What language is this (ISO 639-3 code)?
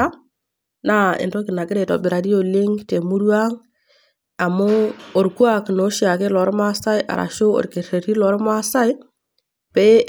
mas